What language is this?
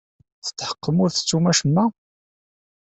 Kabyle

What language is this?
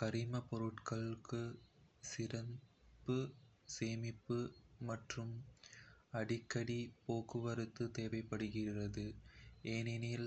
Kota (India)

